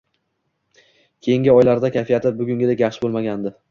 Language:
Uzbek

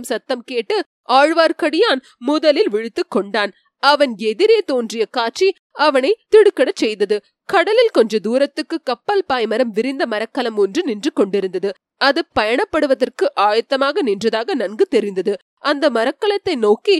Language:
Tamil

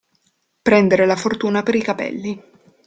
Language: Italian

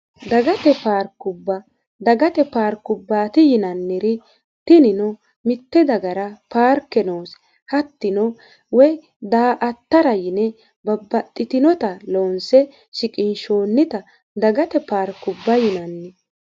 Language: Sidamo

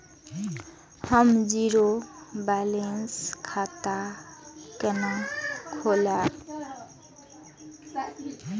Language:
Maithili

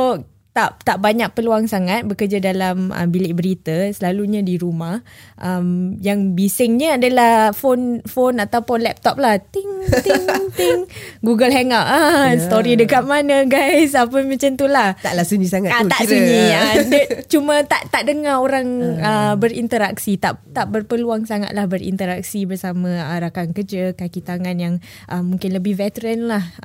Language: Malay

